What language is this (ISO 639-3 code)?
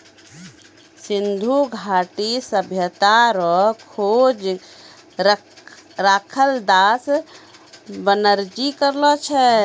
mai